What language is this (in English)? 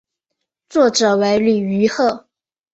Chinese